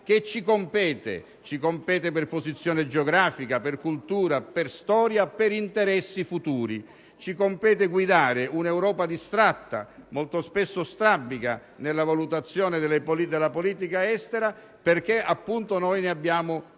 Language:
Italian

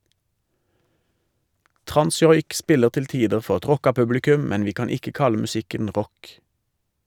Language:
Norwegian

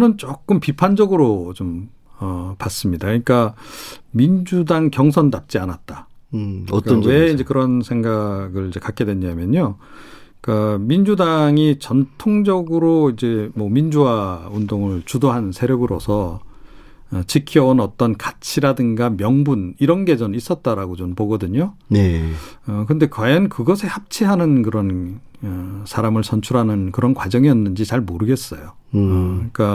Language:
Korean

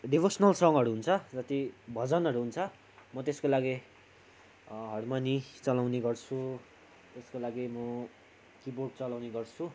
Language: Nepali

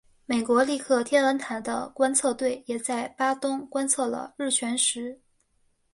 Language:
Chinese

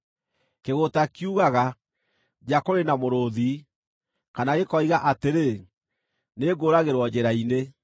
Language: Kikuyu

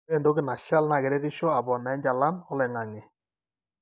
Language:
Masai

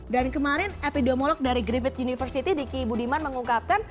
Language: Indonesian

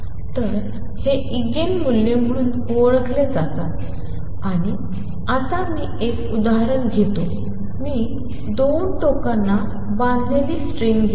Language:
Marathi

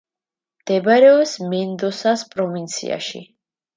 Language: Georgian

